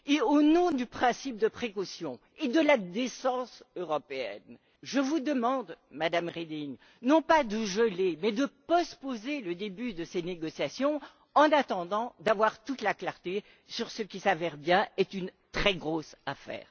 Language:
French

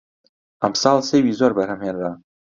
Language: Central Kurdish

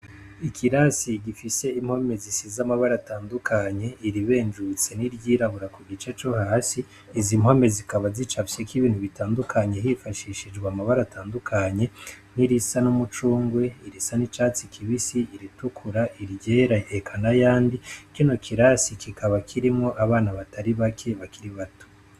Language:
Rundi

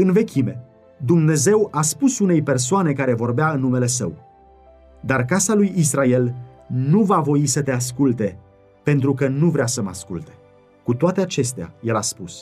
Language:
Romanian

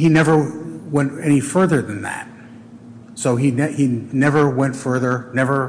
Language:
English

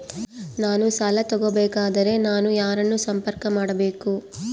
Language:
Kannada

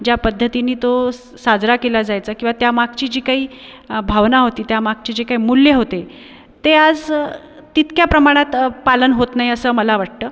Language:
Marathi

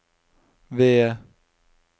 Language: Norwegian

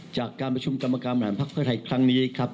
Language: Thai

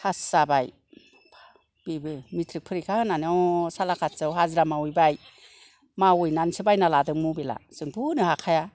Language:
Bodo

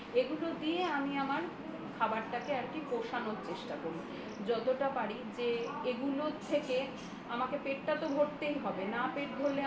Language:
Bangla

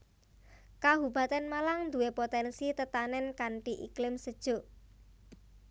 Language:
Javanese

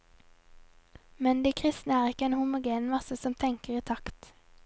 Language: Norwegian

